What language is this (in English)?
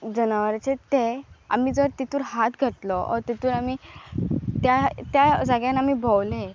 Konkani